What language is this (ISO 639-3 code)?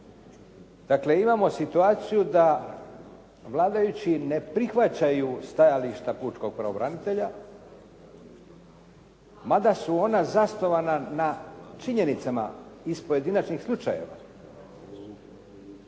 hrv